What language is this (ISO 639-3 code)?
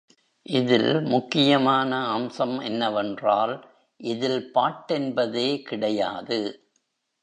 tam